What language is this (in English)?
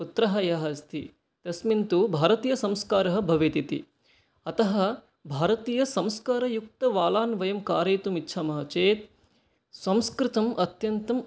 Sanskrit